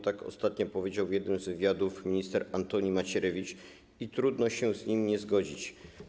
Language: Polish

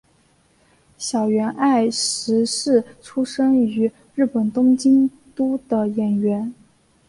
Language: Chinese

